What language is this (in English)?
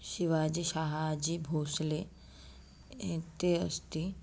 Sanskrit